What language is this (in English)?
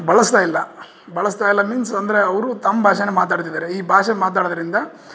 Kannada